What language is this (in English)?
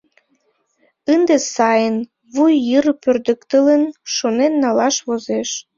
Mari